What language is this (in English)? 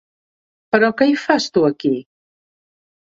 Catalan